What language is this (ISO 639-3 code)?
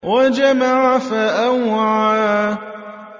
ara